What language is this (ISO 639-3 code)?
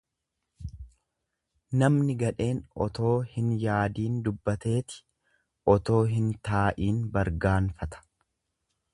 orm